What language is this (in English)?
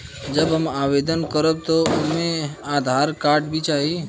Bhojpuri